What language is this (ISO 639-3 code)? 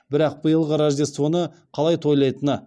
kaz